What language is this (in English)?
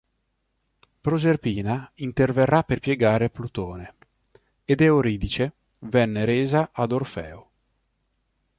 Italian